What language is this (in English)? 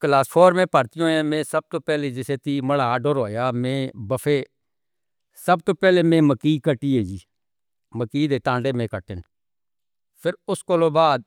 Northern Hindko